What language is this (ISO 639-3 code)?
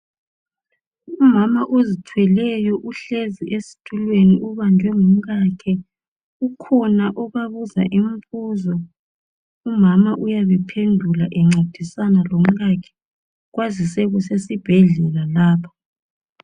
nde